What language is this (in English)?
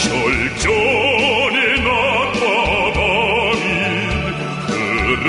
Romanian